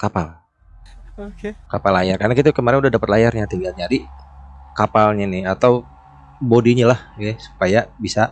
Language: Indonesian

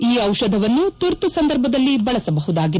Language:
Kannada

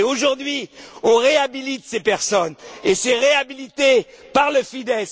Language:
French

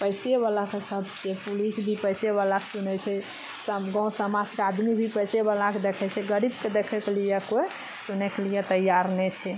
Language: Maithili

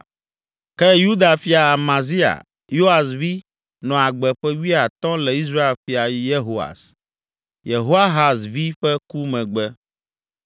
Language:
Ewe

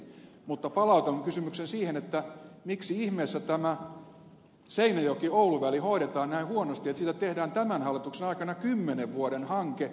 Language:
Finnish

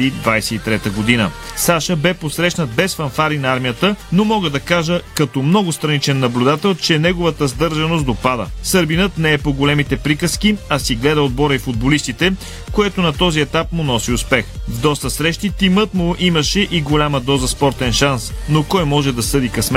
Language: Bulgarian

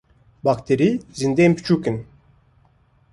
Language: Kurdish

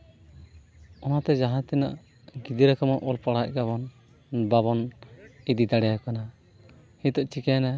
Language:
Santali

